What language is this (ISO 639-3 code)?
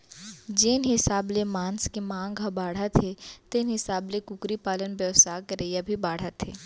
hne